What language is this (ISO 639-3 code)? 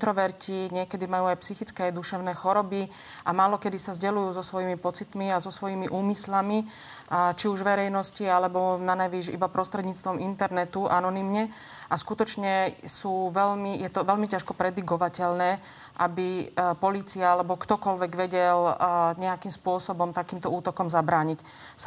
slk